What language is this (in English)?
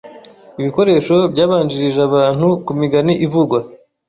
Kinyarwanda